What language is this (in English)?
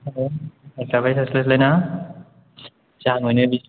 Bodo